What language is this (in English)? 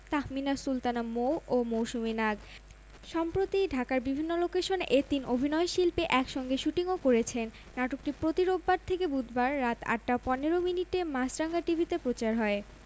Bangla